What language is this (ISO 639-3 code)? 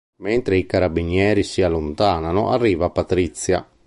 ita